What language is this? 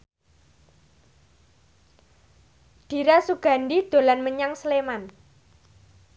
Javanese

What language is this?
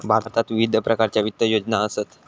Marathi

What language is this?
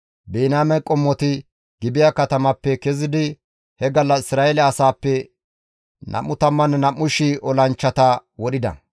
Gamo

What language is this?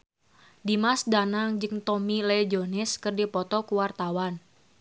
Sundanese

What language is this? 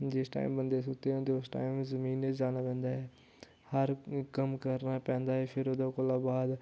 Dogri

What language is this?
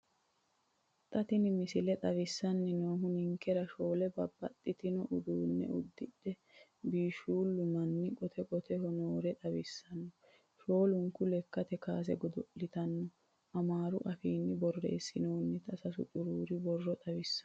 Sidamo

